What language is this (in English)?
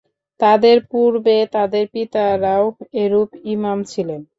Bangla